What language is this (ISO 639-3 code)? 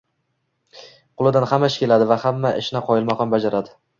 uzb